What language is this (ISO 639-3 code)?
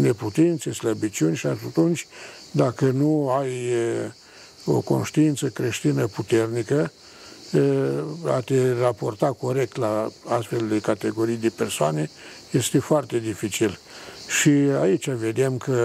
ron